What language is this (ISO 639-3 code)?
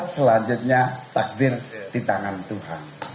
ind